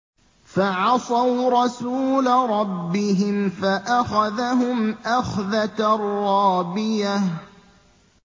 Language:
Arabic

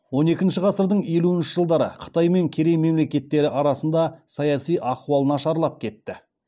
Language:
Kazakh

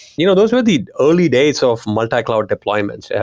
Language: English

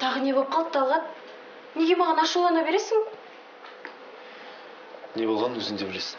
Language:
Russian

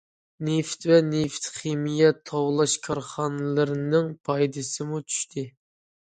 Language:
Uyghur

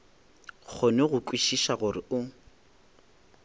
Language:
Northern Sotho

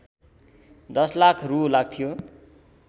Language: Nepali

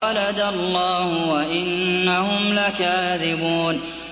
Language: Arabic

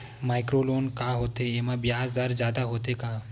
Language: Chhattisgarhi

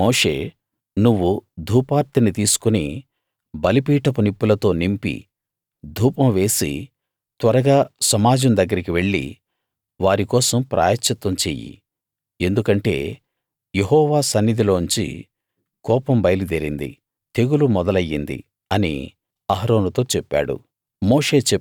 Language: Telugu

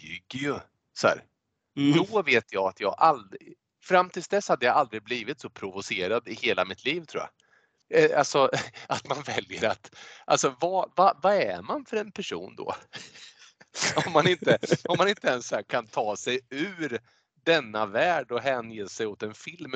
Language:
Swedish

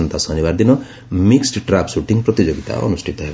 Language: Odia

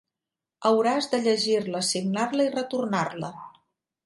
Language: Catalan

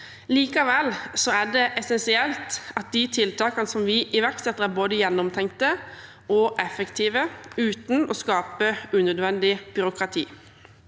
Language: Norwegian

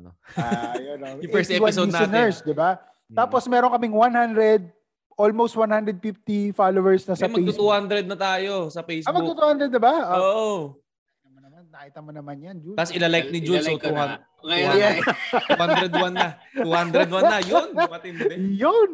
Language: Filipino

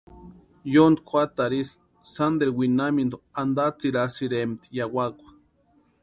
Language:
Western Highland Purepecha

